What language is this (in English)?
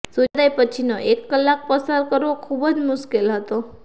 Gujarati